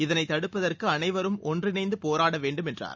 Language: Tamil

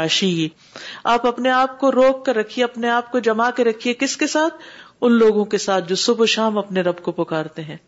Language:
Urdu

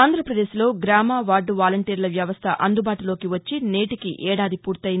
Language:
Telugu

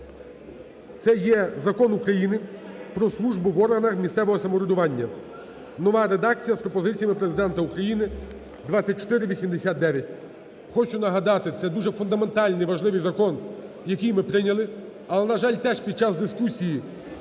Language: Ukrainian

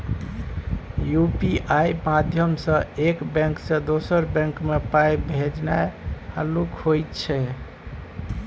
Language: Maithili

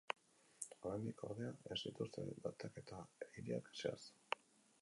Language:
Basque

